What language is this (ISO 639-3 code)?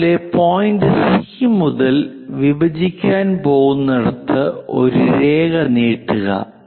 mal